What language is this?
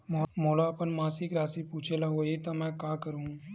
Chhattisgarhi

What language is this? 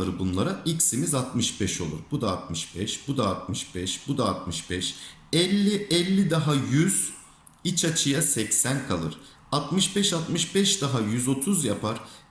Turkish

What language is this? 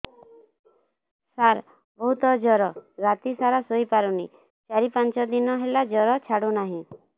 Odia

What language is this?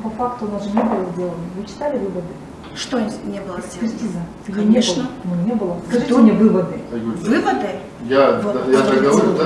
Russian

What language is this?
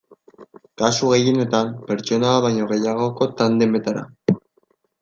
Basque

